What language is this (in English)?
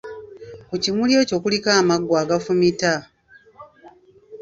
Ganda